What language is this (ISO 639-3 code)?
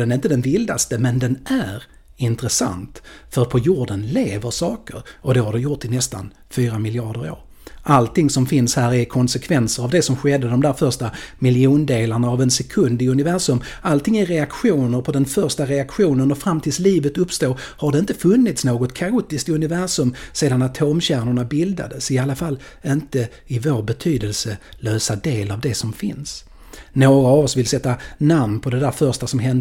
swe